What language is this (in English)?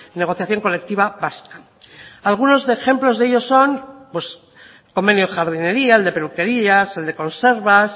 Spanish